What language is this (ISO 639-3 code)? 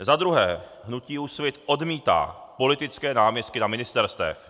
ces